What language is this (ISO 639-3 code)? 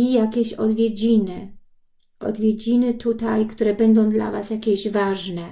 pol